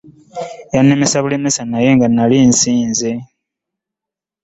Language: Ganda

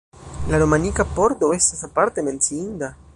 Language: Esperanto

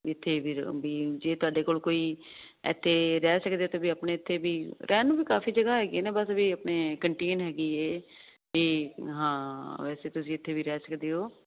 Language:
Punjabi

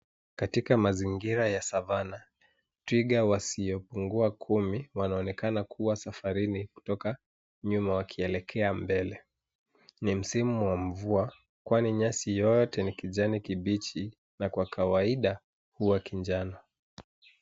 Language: Swahili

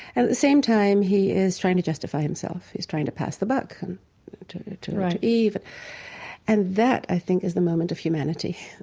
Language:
English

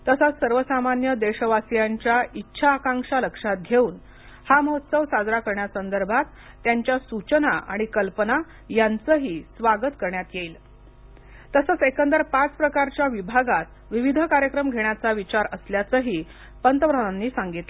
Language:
Marathi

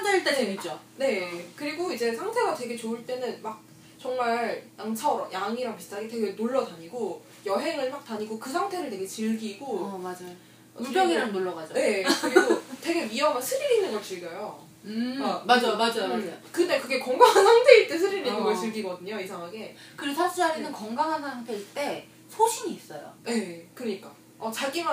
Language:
Korean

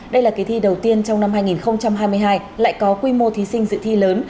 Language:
Vietnamese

